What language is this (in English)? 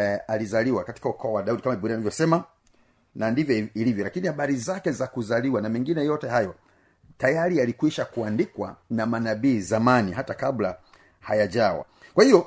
Swahili